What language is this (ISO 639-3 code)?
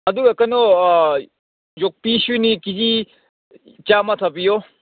mni